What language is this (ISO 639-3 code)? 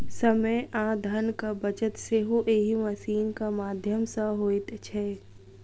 mai